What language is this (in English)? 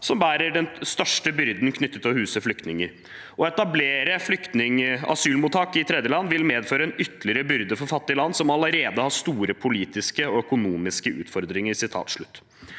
Norwegian